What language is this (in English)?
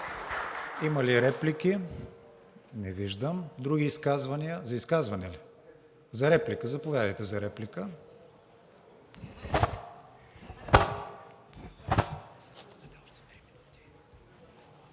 Bulgarian